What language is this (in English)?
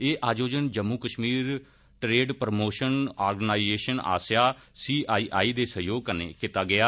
Dogri